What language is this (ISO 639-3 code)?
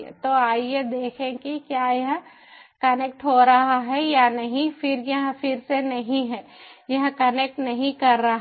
hin